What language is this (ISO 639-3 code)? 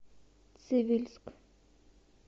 rus